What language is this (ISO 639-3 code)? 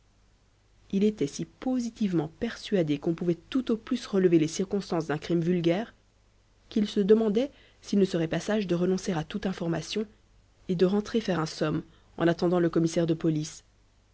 fra